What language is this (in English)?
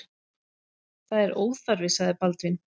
Icelandic